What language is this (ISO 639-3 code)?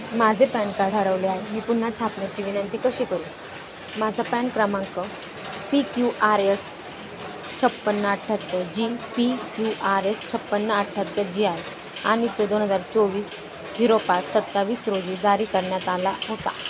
mar